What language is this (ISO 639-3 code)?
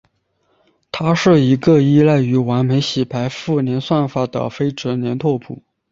zho